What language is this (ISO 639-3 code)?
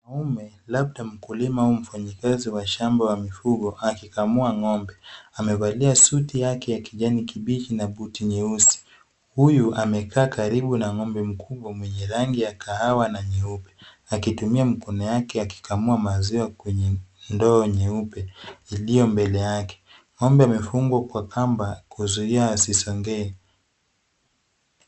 swa